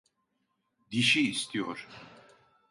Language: Turkish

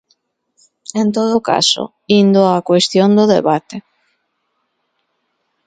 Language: Galician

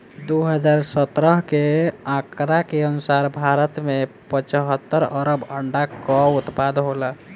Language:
Bhojpuri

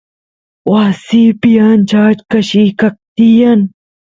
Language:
Santiago del Estero Quichua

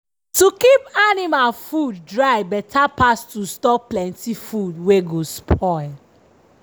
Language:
Nigerian Pidgin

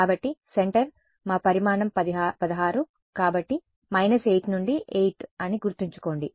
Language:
Telugu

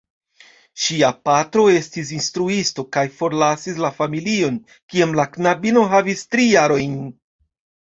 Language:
Esperanto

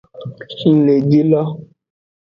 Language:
Aja (Benin)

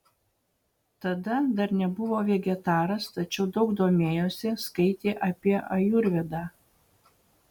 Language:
Lithuanian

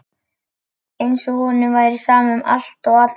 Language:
Icelandic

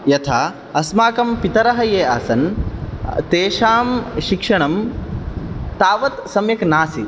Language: Sanskrit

